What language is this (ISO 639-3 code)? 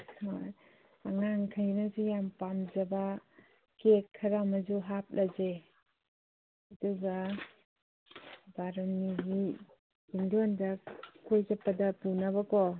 mni